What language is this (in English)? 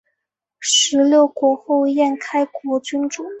Chinese